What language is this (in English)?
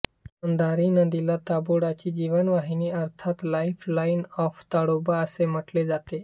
Marathi